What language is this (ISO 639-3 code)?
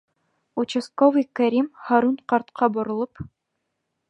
bak